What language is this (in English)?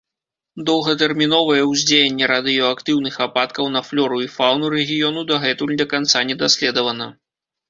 Belarusian